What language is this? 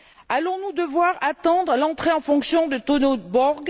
French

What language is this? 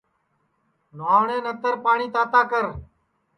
Sansi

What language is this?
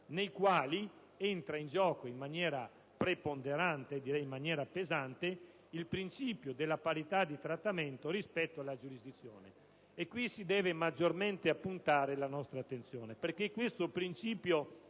Italian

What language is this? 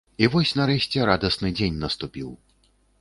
Belarusian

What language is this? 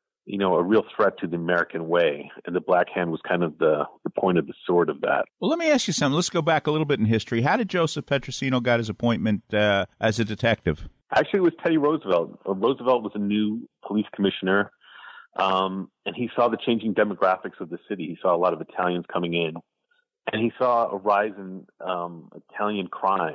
English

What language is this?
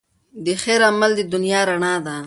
Pashto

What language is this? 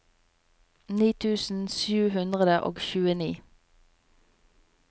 Norwegian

